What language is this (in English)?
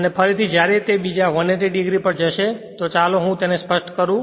Gujarati